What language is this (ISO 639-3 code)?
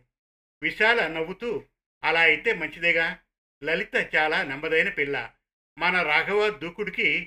tel